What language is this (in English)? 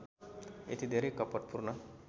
Nepali